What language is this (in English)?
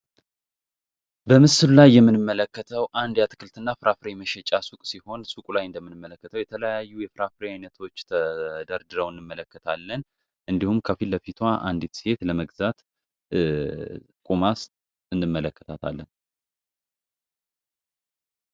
Amharic